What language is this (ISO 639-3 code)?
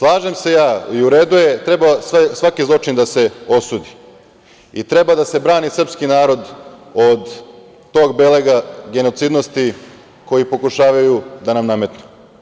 srp